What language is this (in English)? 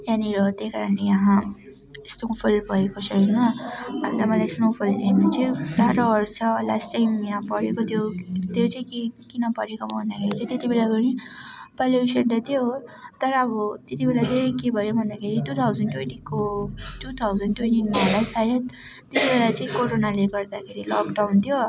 Nepali